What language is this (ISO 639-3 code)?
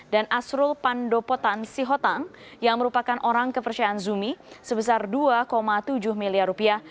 ind